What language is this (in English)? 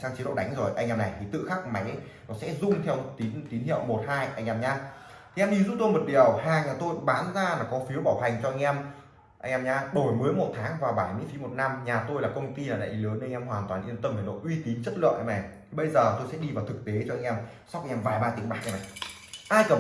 Vietnamese